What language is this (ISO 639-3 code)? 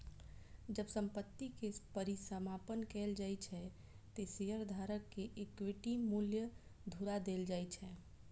mai